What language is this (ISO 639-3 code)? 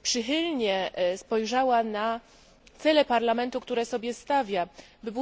pol